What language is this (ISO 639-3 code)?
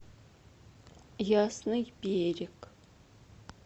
rus